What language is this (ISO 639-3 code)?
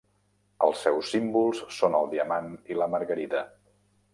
cat